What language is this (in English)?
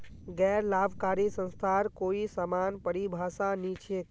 Magahi